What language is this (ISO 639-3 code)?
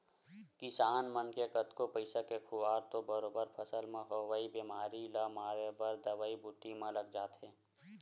hne